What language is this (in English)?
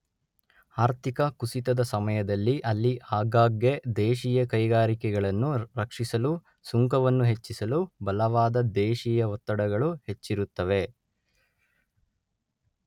Kannada